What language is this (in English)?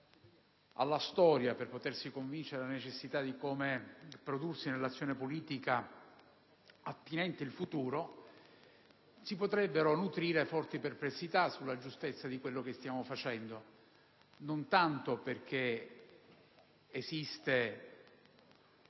Italian